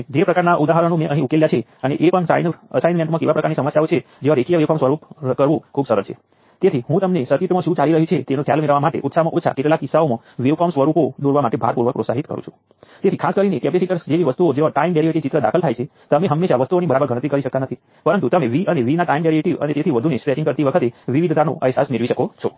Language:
Gujarati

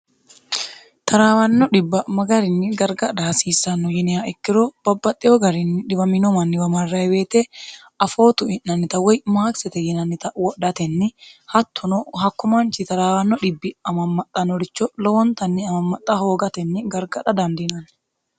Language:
Sidamo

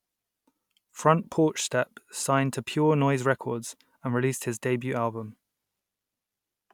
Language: English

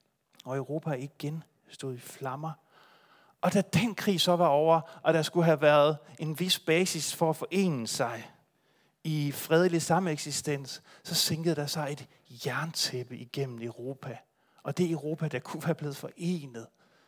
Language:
Danish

